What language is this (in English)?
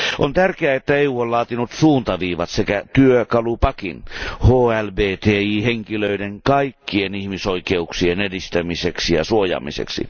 Finnish